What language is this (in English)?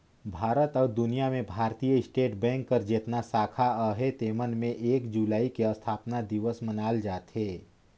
Chhattisgarhi